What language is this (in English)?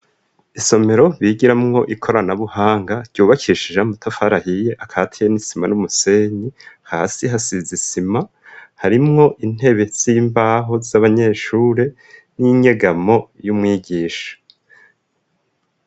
Rundi